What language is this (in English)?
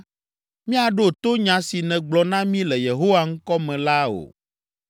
Ewe